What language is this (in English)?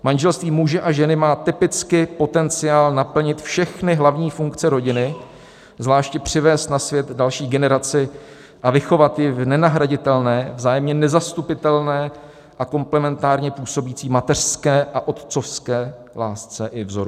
Czech